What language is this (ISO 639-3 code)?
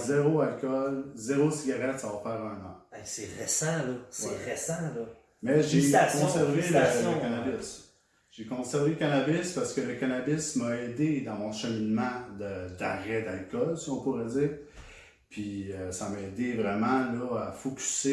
fra